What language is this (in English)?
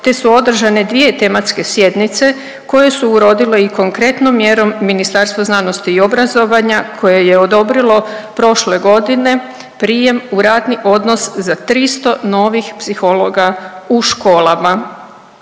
Croatian